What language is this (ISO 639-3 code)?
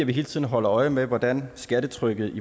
dan